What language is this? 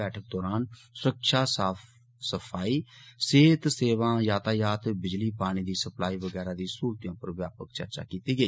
Dogri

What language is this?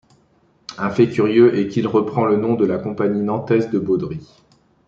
French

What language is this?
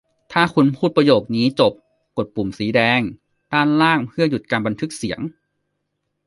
Thai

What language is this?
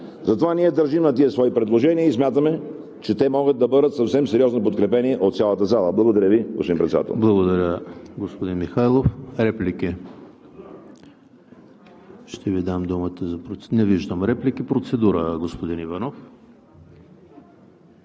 Bulgarian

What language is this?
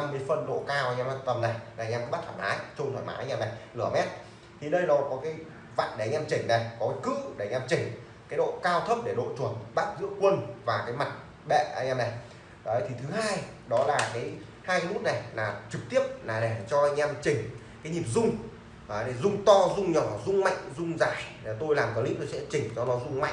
Vietnamese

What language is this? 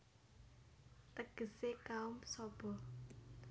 Javanese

